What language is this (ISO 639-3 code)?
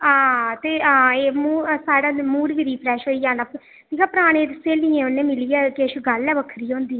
doi